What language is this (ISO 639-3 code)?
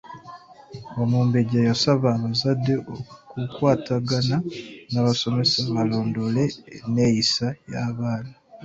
lug